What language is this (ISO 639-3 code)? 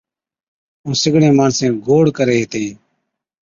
odk